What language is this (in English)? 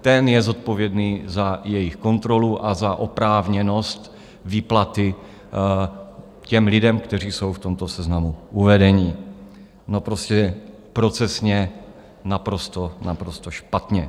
Czech